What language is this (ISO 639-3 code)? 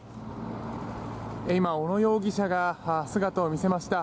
jpn